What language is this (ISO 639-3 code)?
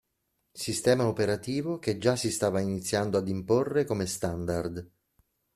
ita